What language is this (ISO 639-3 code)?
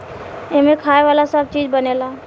bho